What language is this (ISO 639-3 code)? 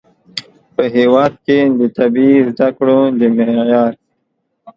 pus